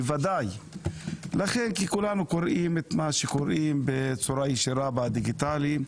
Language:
Hebrew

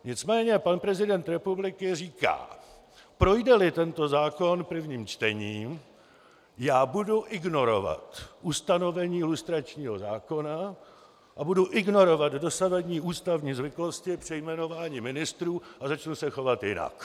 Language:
Czech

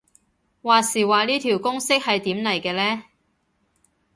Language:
Cantonese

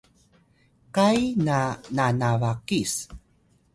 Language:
Atayal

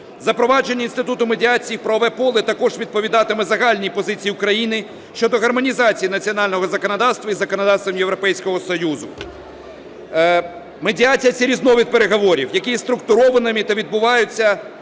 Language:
Ukrainian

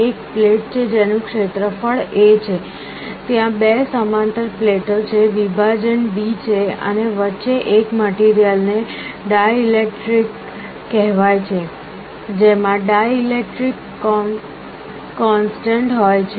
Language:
Gujarati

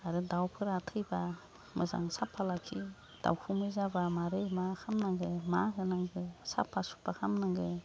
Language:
Bodo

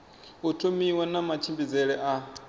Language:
Venda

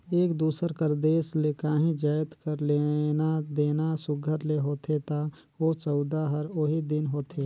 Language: Chhattisgarhi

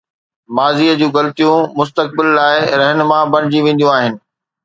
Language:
Sindhi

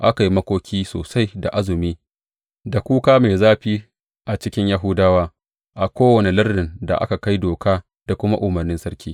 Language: Hausa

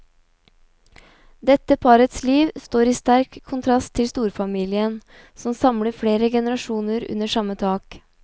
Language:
Norwegian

